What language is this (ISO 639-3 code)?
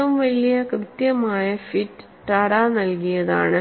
mal